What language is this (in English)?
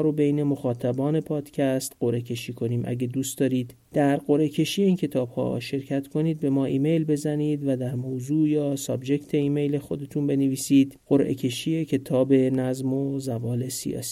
Persian